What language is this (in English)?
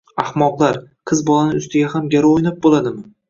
Uzbek